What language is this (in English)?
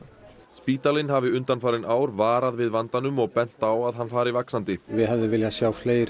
Icelandic